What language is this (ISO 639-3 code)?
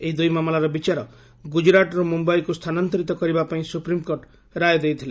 ori